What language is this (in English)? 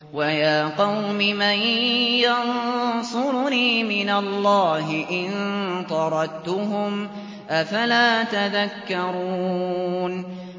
Arabic